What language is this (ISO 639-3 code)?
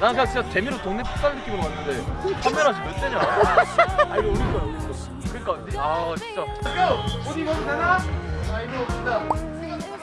kor